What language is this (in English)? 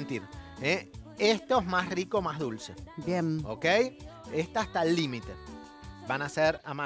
Spanish